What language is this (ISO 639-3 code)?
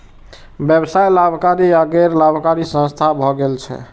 mai